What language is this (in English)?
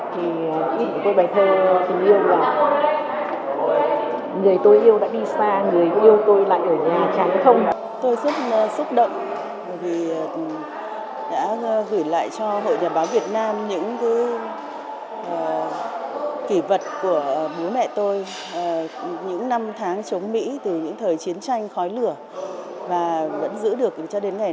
Vietnamese